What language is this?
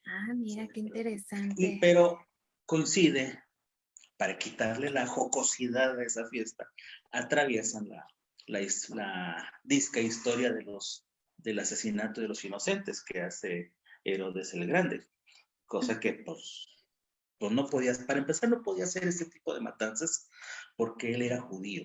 Spanish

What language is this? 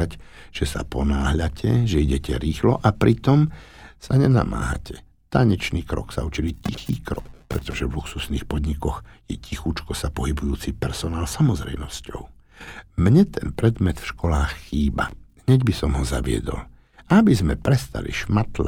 Slovak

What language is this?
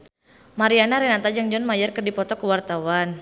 Sundanese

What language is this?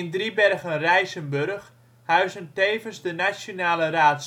Dutch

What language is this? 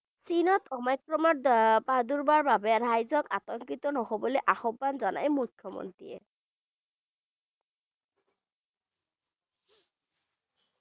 Bangla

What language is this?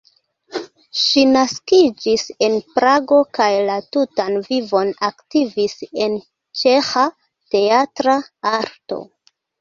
Esperanto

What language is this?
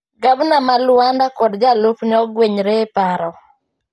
Luo (Kenya and Tanzania)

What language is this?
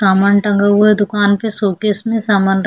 Hindi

